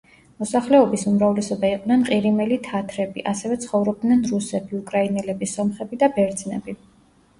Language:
Georgian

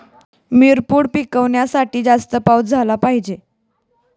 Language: Marathi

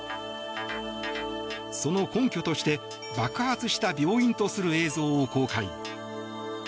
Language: Japanese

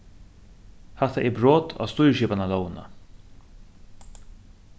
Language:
Faroese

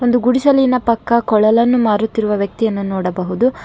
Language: Kannada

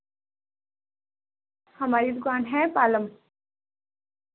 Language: Urdu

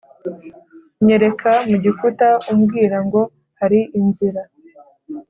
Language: Kinyarwanda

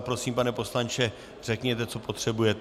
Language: Czech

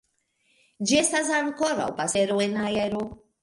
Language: Esperanto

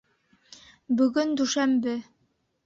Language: Bashkir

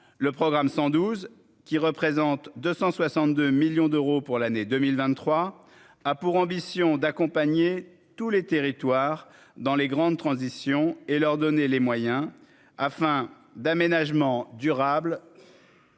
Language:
French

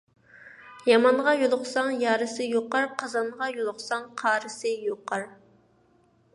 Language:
Uyghur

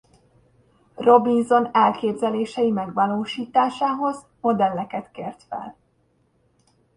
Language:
Hungarian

